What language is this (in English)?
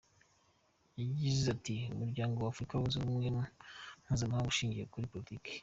Kinyarwanda